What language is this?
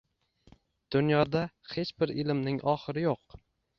Uzbek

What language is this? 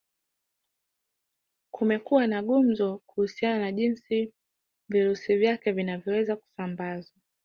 Swahili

